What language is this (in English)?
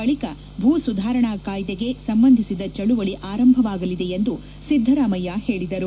Kannada